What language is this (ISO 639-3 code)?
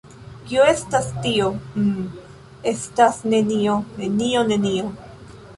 epo